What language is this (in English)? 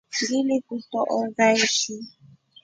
Rombo